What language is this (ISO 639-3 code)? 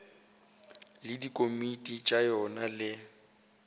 nso